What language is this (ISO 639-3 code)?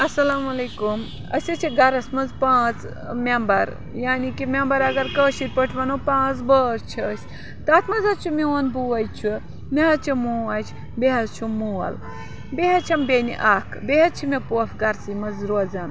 kas